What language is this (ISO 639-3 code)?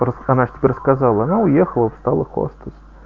rus